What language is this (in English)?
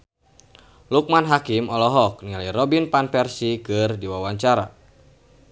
Sundanese